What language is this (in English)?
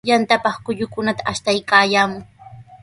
Sihuas Ancash Quechua